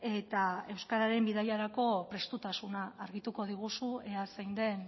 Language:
Basque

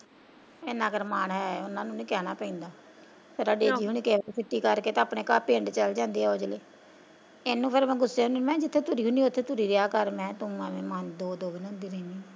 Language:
Punjabi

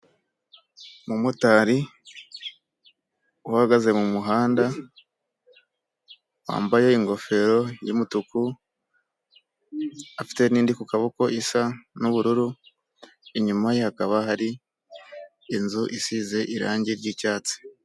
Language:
Kinyarwanda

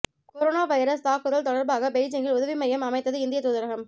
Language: Tamil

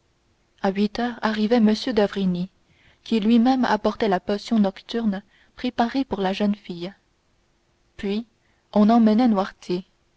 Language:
French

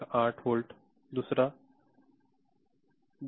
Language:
Marathi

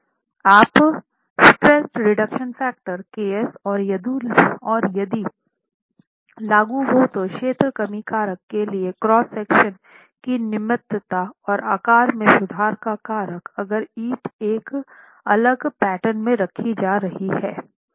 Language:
Hindi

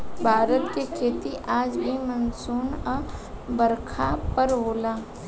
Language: Bhojpuri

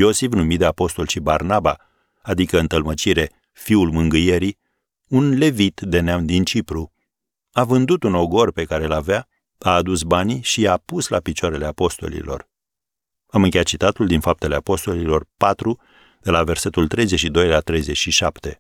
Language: Romanian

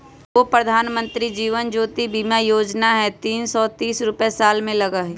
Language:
Magahi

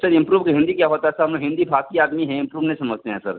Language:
Hindi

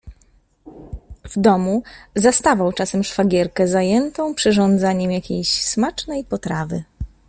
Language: Polish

